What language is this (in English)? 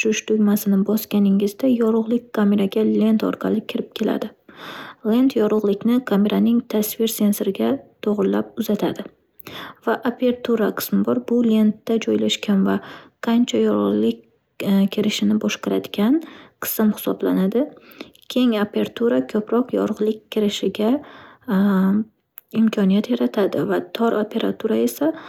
Uzbek